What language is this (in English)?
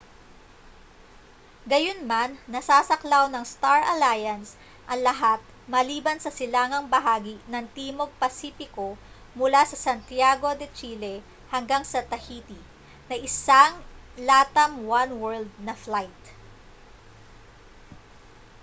Filipino